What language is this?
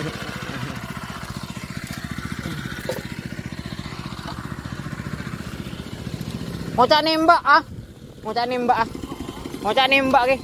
Indonesian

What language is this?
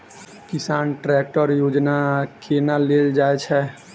Maithili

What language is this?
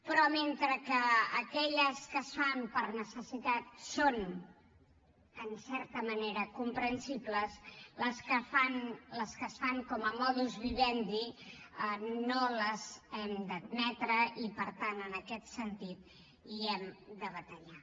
Catalan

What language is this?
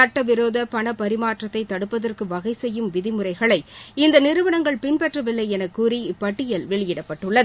Tamil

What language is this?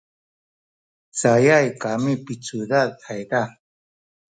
Sakizaya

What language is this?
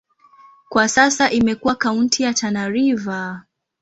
Swahili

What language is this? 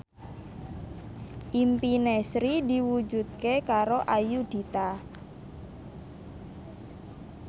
Javanese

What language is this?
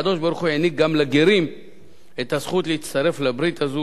Hebrew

